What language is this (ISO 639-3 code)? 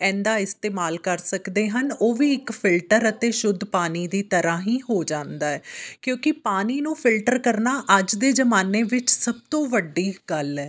pan